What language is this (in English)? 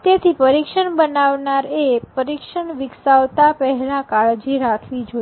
Gujarati